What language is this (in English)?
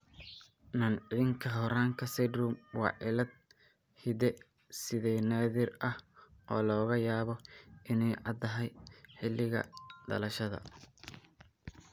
Somali